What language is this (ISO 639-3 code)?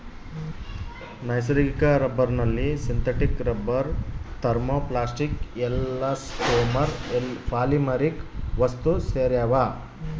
kan